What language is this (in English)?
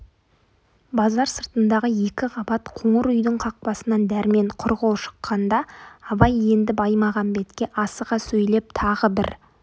Kazakh